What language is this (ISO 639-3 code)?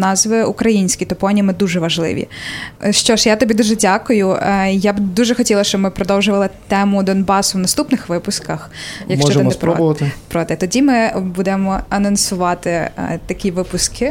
ukr